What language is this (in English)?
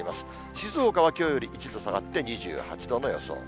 Japanese